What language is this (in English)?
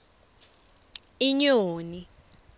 Swati